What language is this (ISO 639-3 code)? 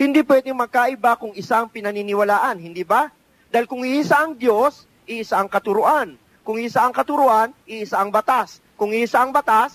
fil